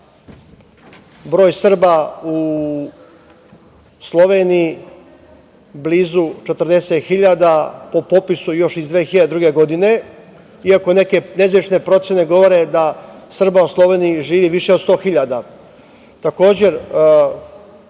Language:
Serbian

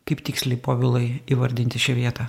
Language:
Lithuanian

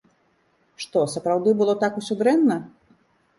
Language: Belarusian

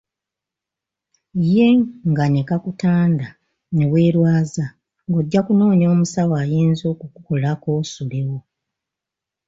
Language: Ganda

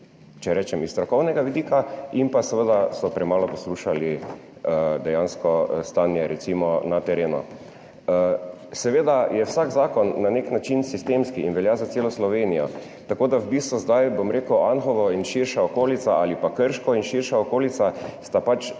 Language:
Slovenian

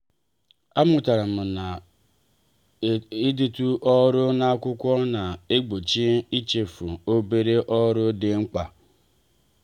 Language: Igbo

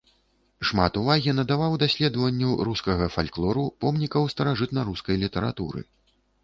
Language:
Belarusian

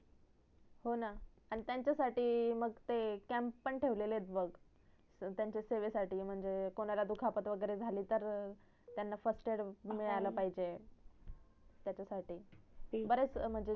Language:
Marathi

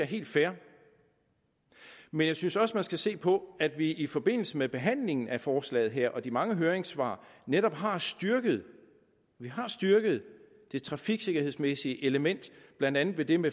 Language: Danish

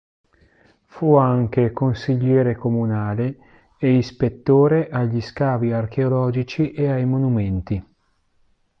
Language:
Italian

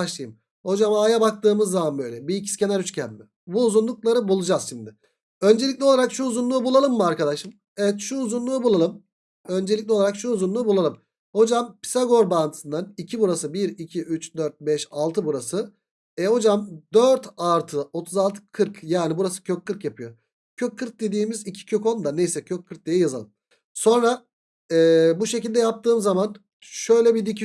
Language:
Turkish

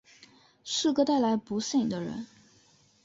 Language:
Chinese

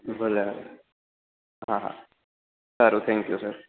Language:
Gujarati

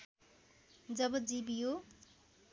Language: Nepali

